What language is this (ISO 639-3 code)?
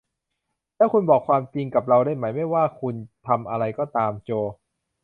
tha